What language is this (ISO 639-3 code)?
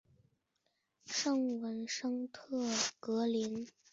zho